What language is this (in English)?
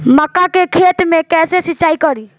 Bhojpuri